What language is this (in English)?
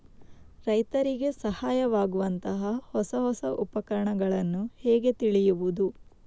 Kannada